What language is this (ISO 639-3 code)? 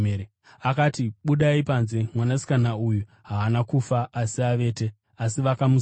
sna